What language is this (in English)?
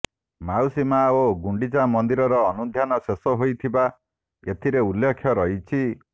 Odia